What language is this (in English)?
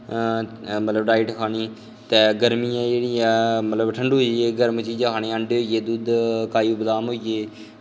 Dogri